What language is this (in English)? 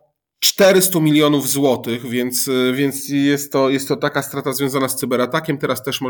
Polish